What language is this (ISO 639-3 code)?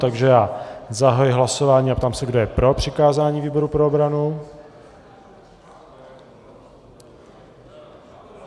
ces